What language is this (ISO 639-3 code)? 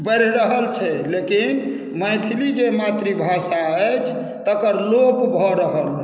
mai